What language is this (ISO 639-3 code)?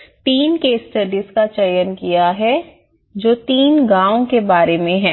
hin